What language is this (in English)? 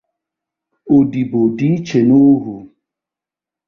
Igbo